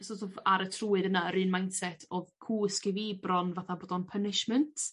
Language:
Welsh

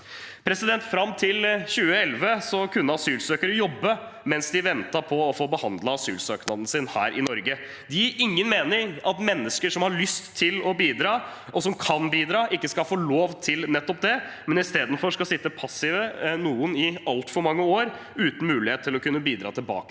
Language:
Norwegian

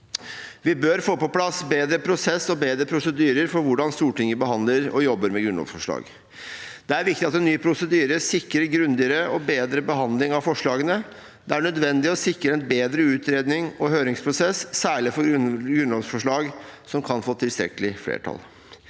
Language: Norwegian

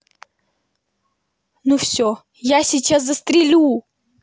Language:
Russian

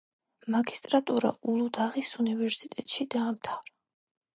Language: Georgian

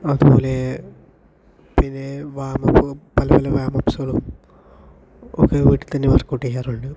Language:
Malayalam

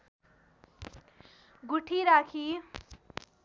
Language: Nepali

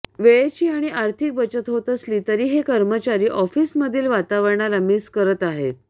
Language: Marathi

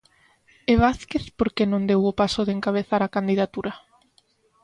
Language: Galician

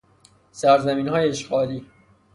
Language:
Persian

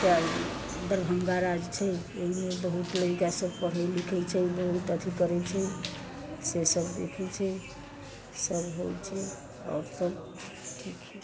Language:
Maithili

